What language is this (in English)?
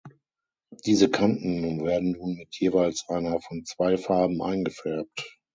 German